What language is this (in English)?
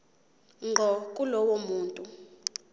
Zulu